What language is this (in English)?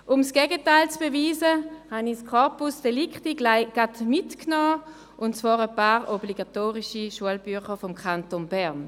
Swiss German